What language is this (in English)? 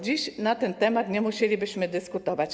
Polish